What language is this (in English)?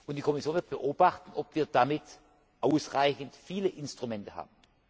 German